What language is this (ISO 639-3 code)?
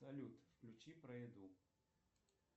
rus